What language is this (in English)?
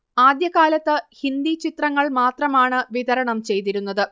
Malayalam